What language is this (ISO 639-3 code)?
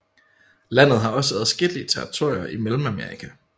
dan